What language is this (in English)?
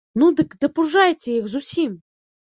Belarusian